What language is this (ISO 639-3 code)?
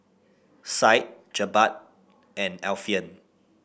eng